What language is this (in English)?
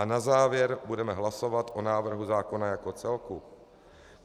Czech